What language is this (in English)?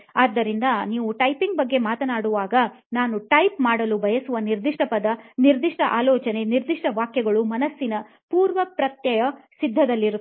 Kannada